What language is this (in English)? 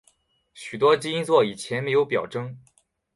Chinese